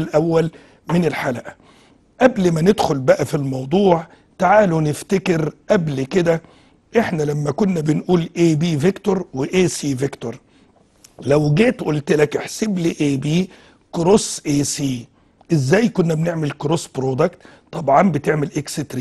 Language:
Arabic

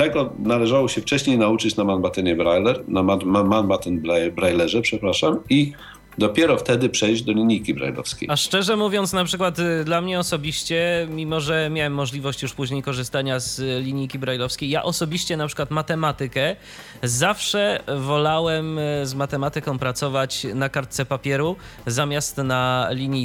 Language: Polish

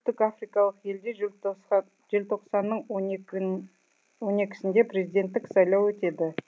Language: Kazakh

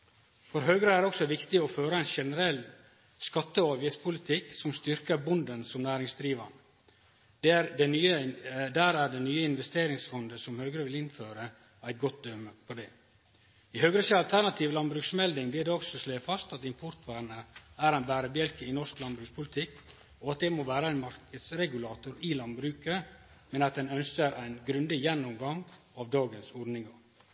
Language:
Norwegian Nynorsk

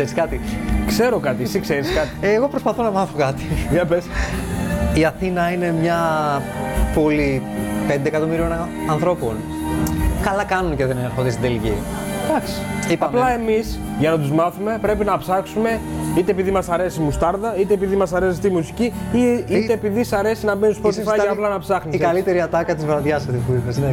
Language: Greek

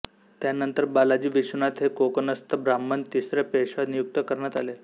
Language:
Marathi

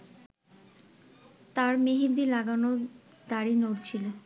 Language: Bangla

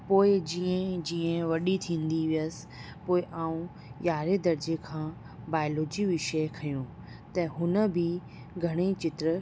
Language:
Sindhi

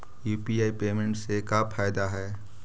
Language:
Magahi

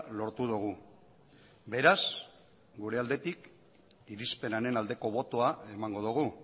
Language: Basque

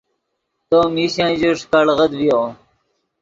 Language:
Yidgha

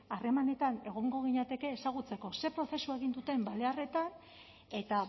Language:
Basque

